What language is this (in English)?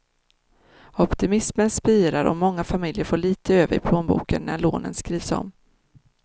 Swedish